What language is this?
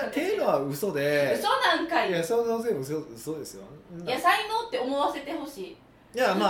Japanese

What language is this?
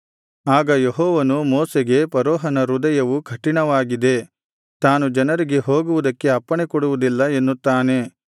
Kannada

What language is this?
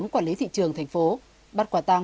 Vietnamese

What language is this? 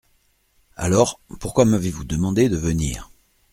French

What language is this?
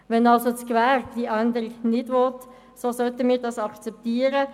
Swiss German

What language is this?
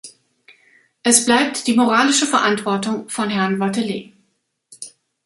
German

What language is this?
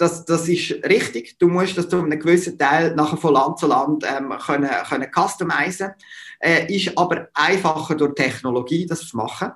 German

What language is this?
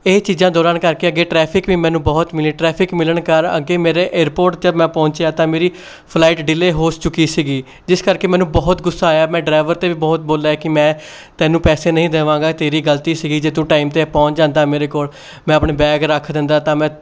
Punjabi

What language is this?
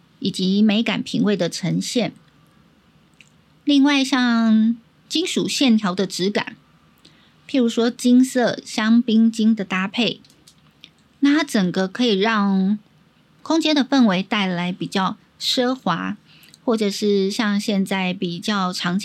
Chinese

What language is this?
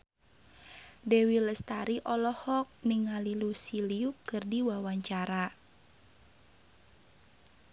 Sundanese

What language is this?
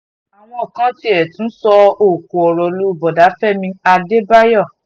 Yoruba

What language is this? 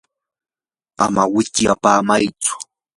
Yanahuanca Pasco Quechua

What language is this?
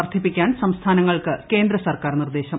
Malayalam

